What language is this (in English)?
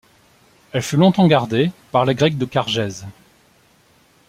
French